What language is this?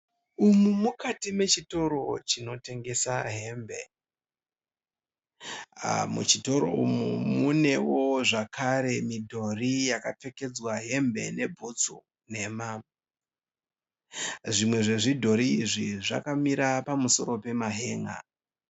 Shona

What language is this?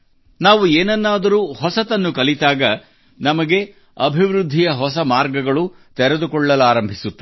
Kannada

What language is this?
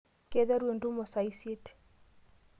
Masai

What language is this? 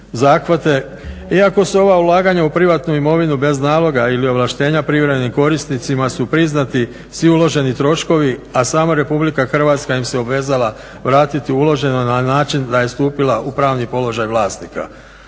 Croatian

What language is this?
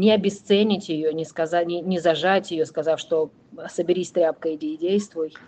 Russian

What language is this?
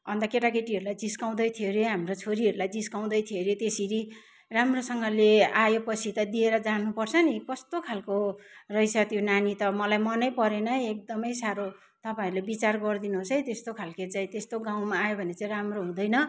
Nepali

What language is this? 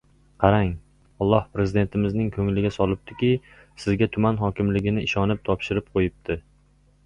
Uzbek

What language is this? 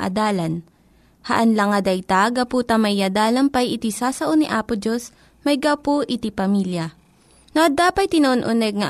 Filipino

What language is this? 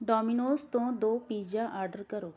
Punjabi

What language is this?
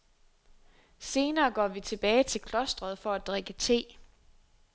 Danish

